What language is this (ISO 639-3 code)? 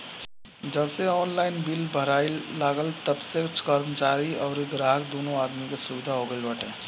bho